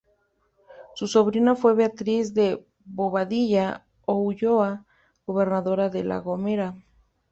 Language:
Spanish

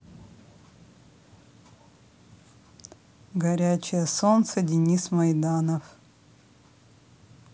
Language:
Russian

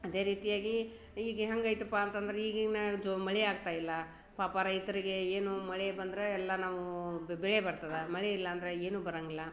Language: Kannada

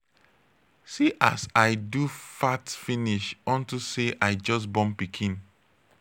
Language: Nigerian Pidgin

